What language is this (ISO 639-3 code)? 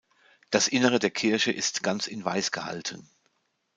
deu